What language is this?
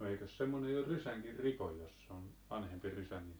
Finnish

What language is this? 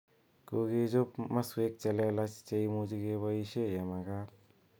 Kalenjin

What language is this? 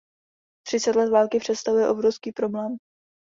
Czech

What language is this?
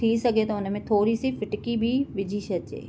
Sindhi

